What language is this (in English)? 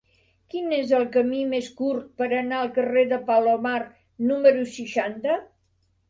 Catalan